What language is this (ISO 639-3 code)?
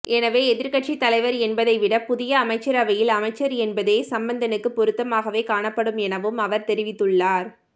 tam